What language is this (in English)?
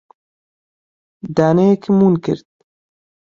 Central Kurdish